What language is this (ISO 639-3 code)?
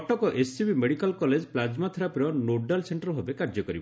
ori